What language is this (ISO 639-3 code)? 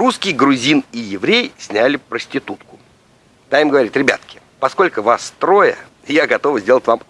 rus